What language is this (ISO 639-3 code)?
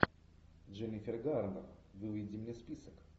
rus